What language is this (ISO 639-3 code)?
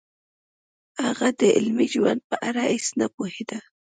pus